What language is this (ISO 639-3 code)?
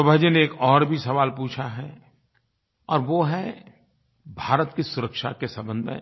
hin